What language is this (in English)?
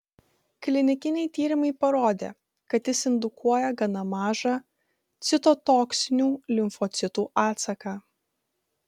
Lithuanian